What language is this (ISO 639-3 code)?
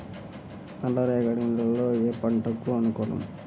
tel